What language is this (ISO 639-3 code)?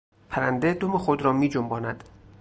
fas